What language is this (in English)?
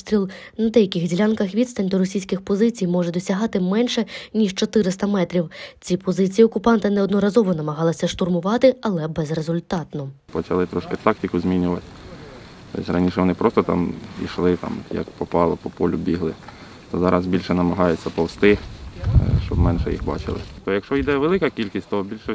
Ukrainian